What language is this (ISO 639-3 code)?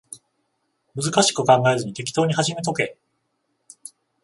jpn